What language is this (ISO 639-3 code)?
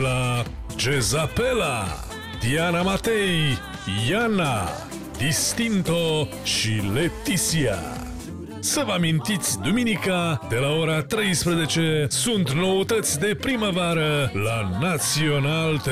ita